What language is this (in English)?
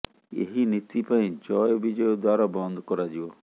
Odia